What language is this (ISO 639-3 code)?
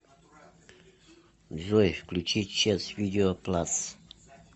rus